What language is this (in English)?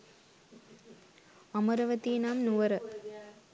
Sinhala